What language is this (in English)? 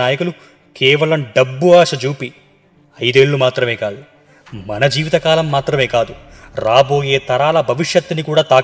Telugu